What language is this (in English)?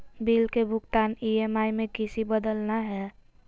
Magahi